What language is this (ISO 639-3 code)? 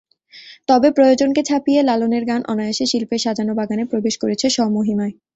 ben